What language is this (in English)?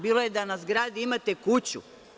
Serbian